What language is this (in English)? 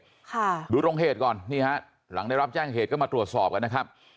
Thai